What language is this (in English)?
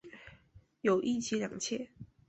Chinese